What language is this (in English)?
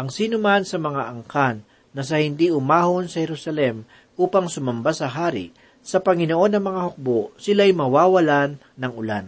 Filipino